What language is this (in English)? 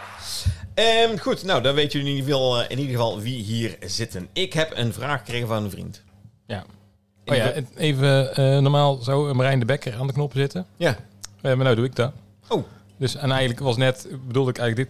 Dutch